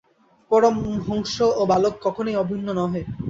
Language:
Bangla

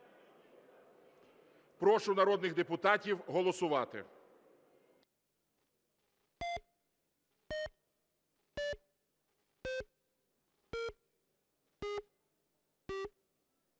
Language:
Ukrainian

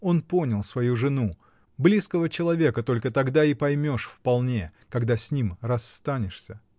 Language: Russian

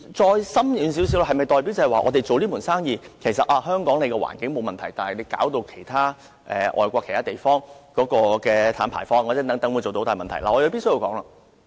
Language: Cantonese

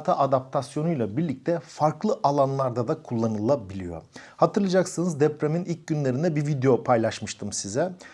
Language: Turkish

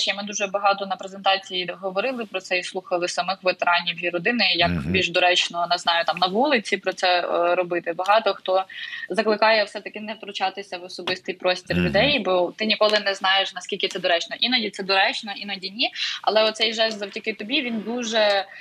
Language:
Ukrainian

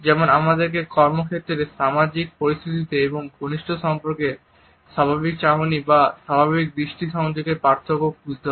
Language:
Bangla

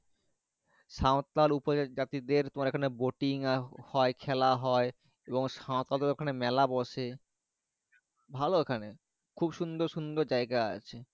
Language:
Bangla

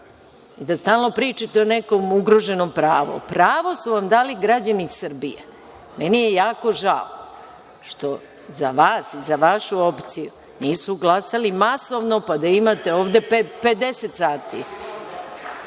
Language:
Serbian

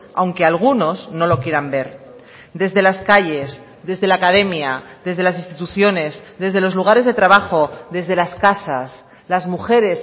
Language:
Spanish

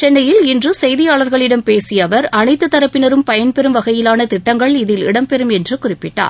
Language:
Tamil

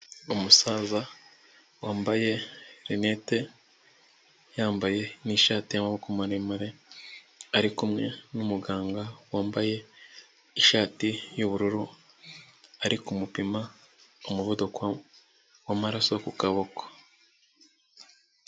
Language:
Kinyarwanda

